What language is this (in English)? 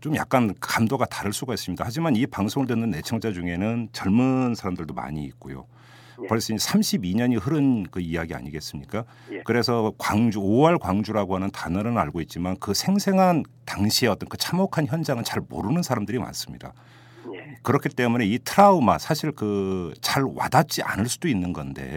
Korean